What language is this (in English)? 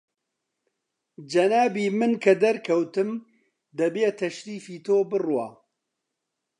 Central Kurdish